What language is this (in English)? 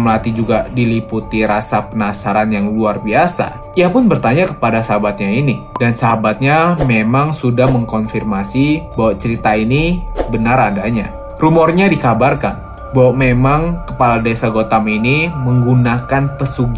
Indonesian